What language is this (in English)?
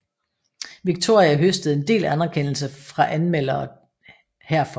Danish